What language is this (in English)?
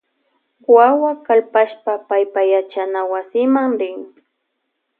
Loja Highland Quichua